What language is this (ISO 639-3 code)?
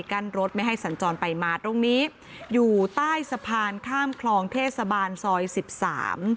tha